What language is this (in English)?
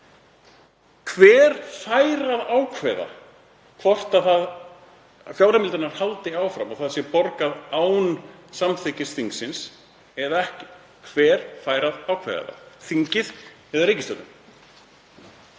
Icelandic